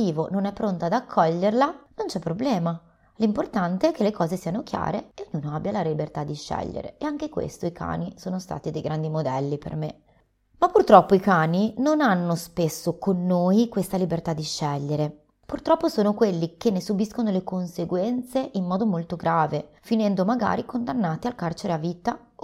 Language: Italian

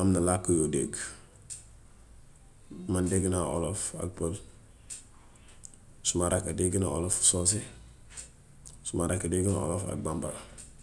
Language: Gambian Wolof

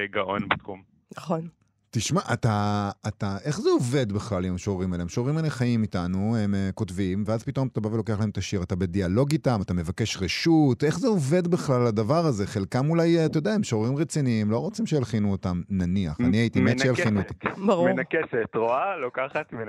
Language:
Hebrew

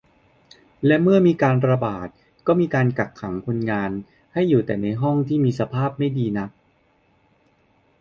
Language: Thai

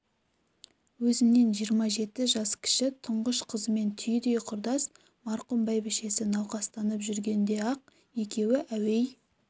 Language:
Kazakh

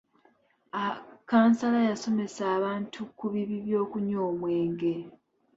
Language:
Ganda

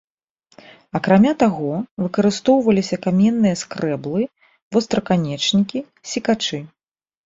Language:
Belarusian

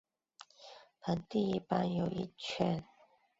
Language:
Chinese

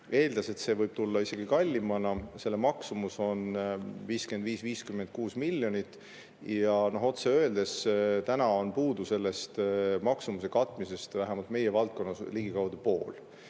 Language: Estonian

